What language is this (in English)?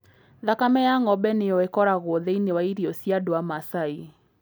Kikuyu